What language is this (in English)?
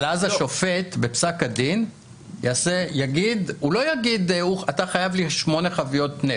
Hebrew